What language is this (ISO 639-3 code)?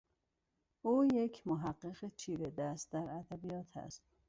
fas